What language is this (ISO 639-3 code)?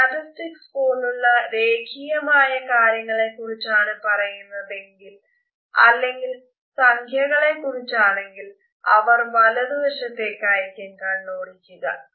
mal